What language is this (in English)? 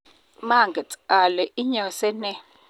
Kalenjin